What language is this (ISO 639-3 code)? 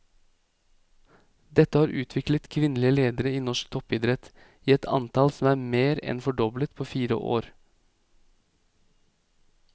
nor